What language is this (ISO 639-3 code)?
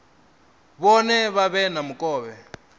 ven